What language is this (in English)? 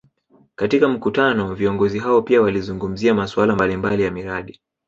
Swahili